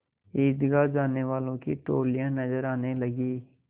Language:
Hindi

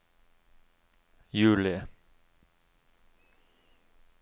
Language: Norwegian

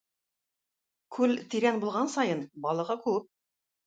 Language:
Tatar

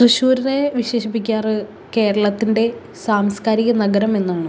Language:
Malayalam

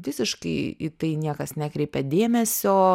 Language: Lithuanian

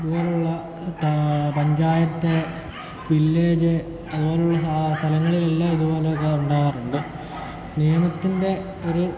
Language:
Malayalam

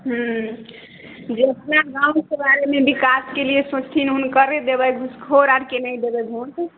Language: Maithili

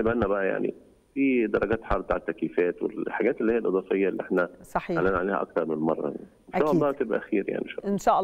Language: Arabic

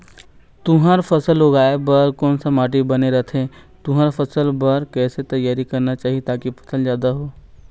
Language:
Chhattisgarhi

